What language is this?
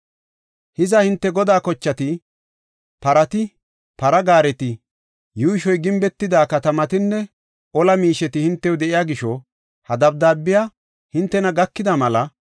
Gofa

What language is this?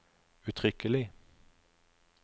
Norwegian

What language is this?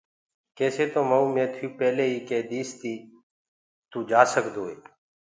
Gurgula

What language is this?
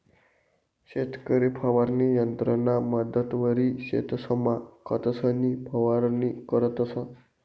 Marathi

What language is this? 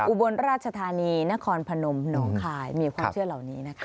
Thai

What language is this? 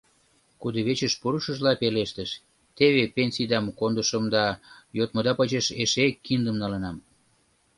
Mari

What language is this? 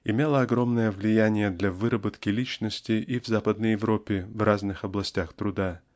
Russian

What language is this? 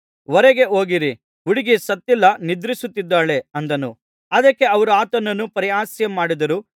Kannada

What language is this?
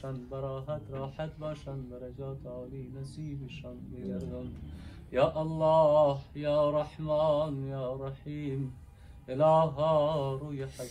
Persian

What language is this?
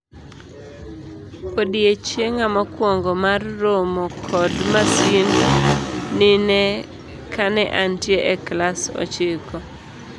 Luo (Kenya and Tanzania)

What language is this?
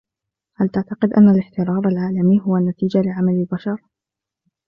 Arabic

